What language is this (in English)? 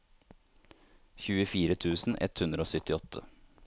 Norwegian